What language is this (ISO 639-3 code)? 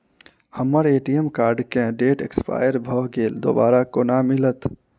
mai